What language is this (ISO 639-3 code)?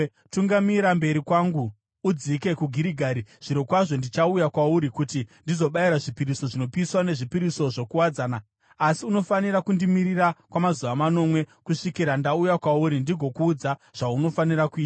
sna